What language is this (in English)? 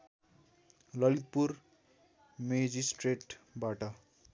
Nepali